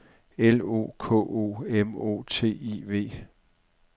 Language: Danish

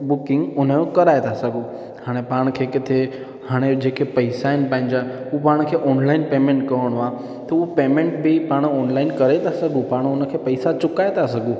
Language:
Sindhi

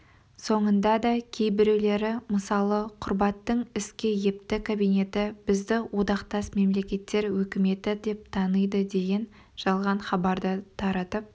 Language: Kazakh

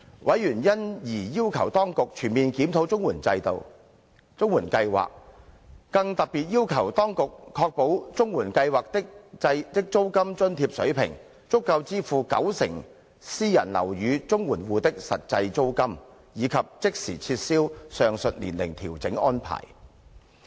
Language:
Cantonese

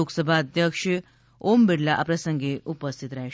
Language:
Gujarati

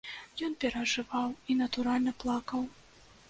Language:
Belarusian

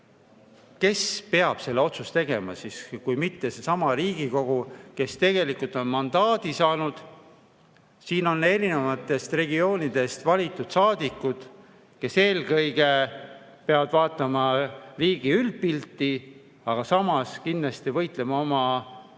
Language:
Estonian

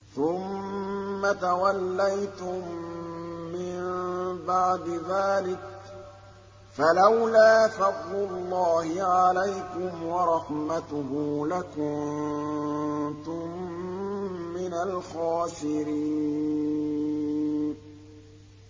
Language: Arabic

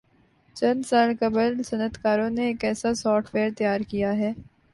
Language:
Urdu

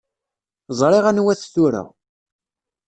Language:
Kabyle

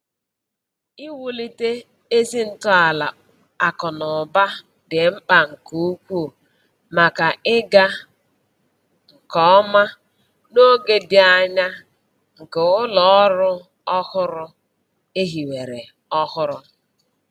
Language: Igbo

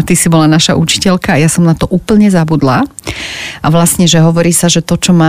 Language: Slovak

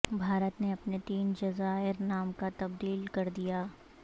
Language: Urdu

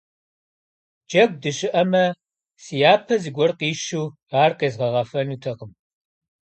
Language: Kabardian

